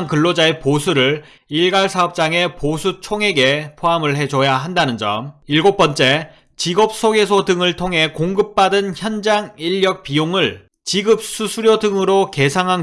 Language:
Korean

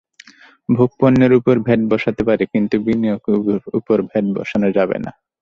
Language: Bangla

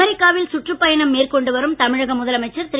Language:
Tamil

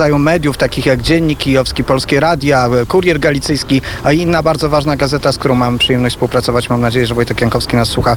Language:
Polish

